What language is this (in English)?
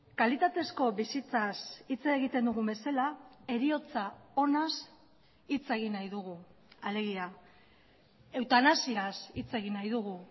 Basque